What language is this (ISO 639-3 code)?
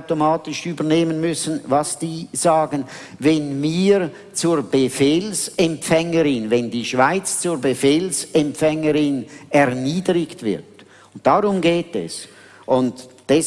deu